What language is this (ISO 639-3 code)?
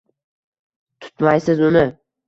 uzb